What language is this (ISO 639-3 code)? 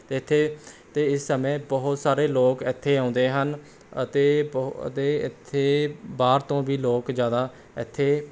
pan